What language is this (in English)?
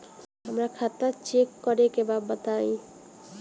Bhojpuri